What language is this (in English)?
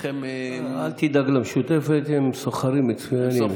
Hebrew